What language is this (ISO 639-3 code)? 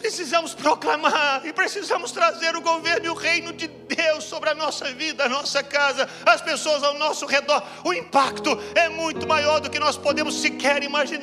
por